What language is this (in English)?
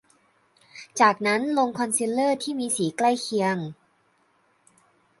Thai